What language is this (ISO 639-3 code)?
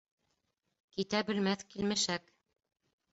bak